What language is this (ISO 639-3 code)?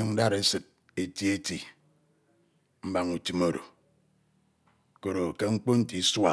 itw